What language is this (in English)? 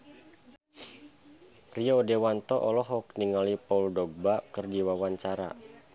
Sundanese